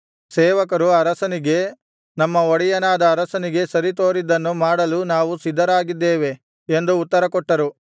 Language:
Kannada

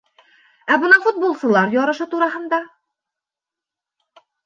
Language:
Bashkir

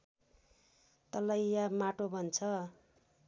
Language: Nepali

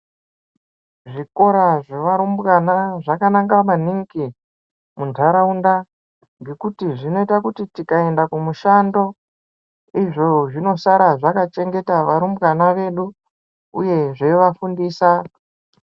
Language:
Ndau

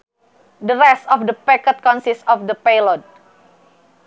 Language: Sundanese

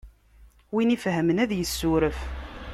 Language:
Kabyle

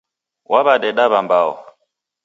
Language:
Taita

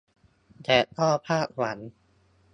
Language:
Thai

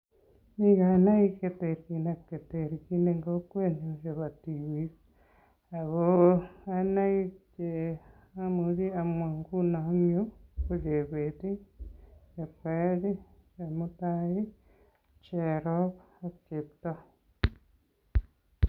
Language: Kalenjin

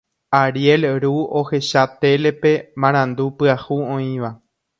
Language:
Guarani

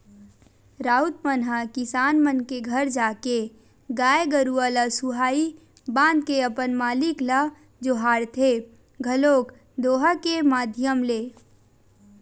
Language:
Chhattisgarhi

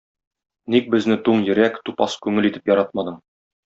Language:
Tatar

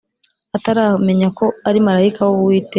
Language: Kinyarwanda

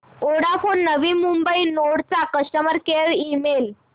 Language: Marathi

